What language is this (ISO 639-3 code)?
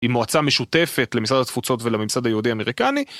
heb